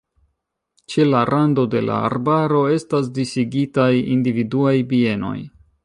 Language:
Esperanto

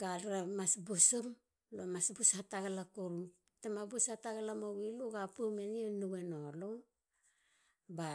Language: Halia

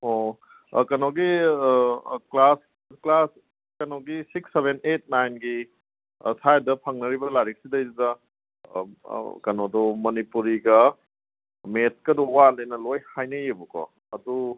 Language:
Manipuri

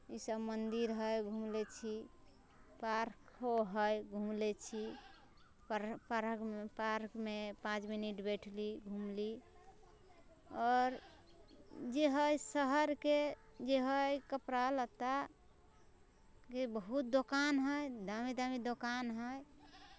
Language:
Maithili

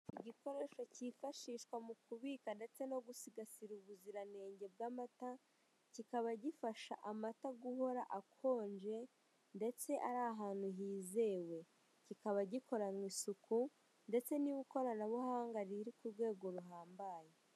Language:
Kinyarwanda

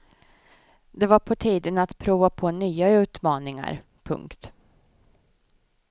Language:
Swedish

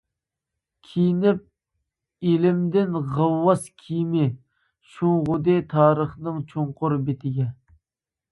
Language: Uyghur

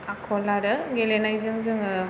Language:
Bodo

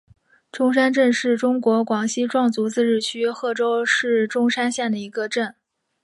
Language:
Chinese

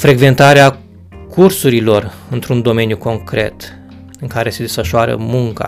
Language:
Romanian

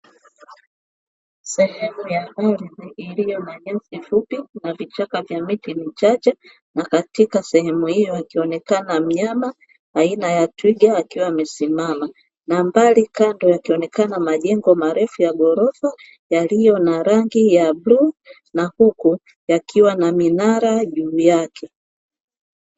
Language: Swahili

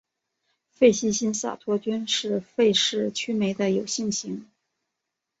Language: Chinese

